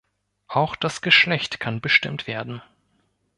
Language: German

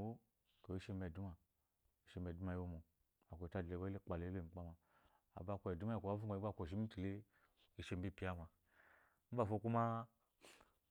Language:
Eloyi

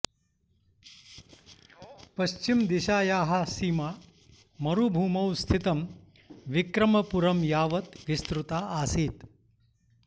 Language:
Sanskrit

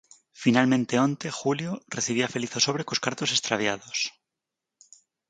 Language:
Galician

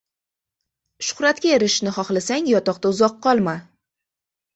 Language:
Uzbek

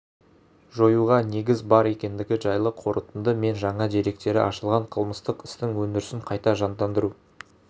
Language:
Kazakh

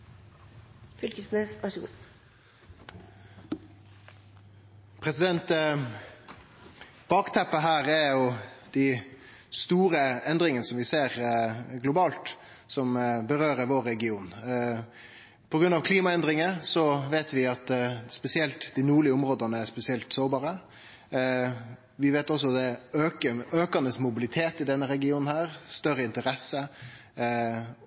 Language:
Norwegian Nynorsk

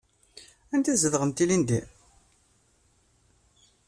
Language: Kabyle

